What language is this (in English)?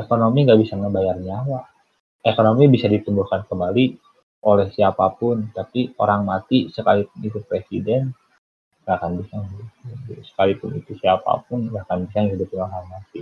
Indonesian